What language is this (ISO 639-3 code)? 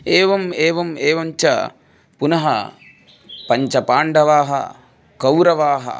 san